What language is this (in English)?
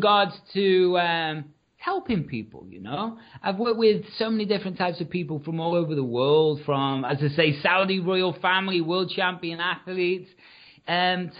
English